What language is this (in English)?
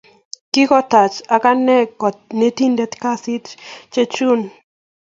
Kalenjin